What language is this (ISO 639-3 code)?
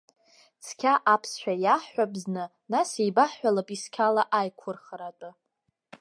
abk